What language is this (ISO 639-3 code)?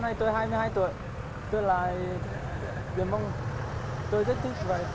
vie